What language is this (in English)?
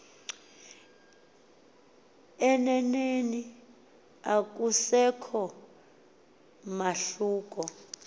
Xhosa